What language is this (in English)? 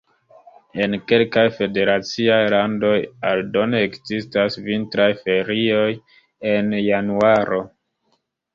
Esperanto